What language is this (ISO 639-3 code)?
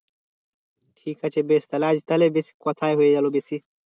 ben